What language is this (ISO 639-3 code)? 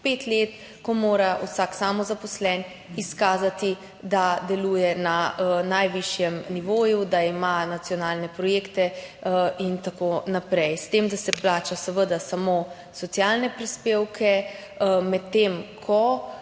slv